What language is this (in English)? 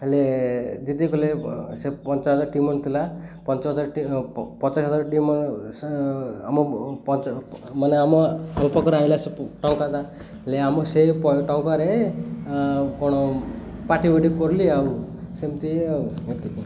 Odia